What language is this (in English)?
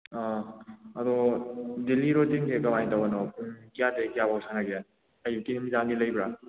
Manipuri